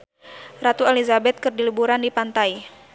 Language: Sundanese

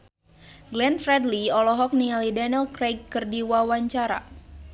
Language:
Sundanese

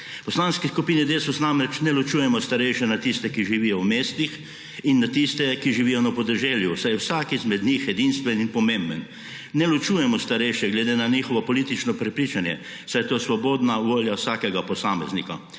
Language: Slovenian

